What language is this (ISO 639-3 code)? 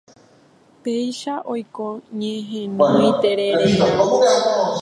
grn